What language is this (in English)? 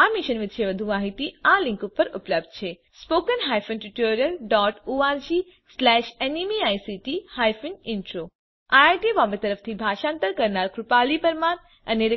Gujarati